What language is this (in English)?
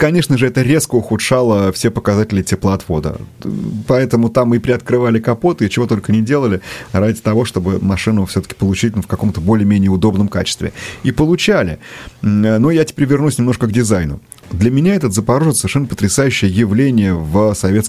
Russian